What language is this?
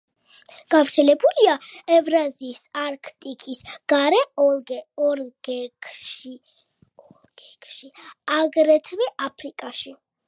Georgian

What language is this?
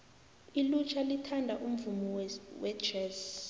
South Ndebele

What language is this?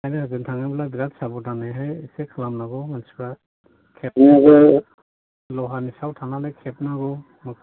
Bodo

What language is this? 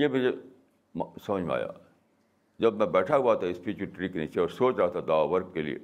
Urdu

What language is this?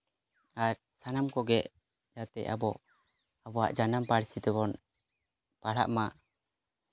Santali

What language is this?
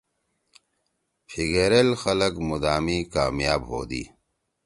Torwali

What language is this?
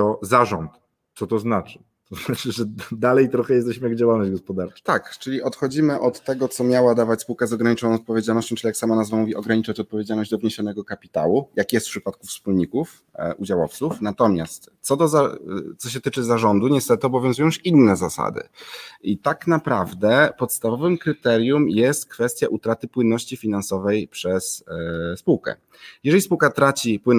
Polish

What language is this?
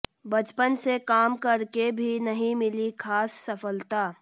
Hindi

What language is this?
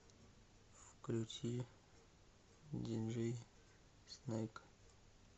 Russian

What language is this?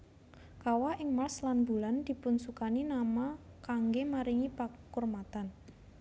Javanese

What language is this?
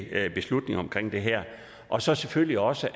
Danish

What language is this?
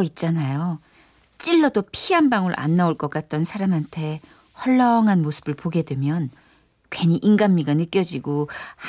Korean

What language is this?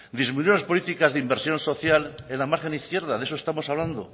Spanish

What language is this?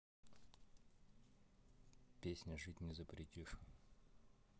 Russian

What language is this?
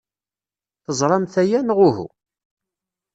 Kabyle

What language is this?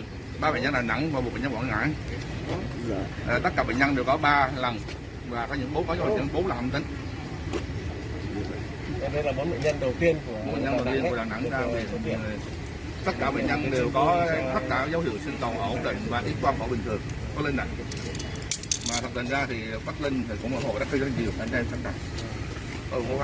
Vietnamese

